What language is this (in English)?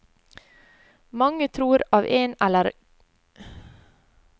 Norwegian